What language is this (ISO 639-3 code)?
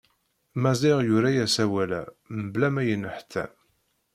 kab